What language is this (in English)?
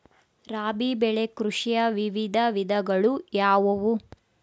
Kannada